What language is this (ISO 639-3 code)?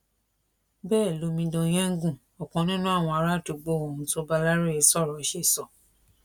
yor